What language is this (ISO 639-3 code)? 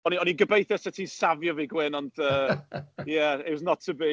cym